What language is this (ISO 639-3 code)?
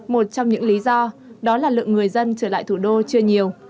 vie